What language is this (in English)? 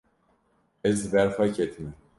Kurdish